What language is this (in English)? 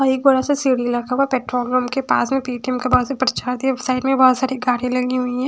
Hindi